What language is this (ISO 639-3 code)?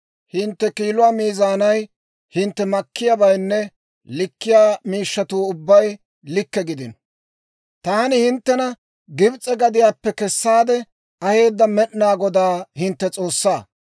dwr